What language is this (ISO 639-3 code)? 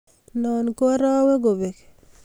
kln